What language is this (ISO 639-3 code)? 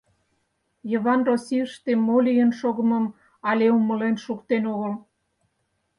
chm